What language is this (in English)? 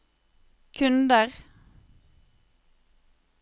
Norwegian